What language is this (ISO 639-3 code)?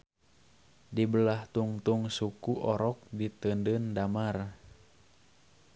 sun